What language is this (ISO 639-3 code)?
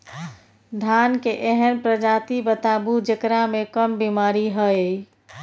mai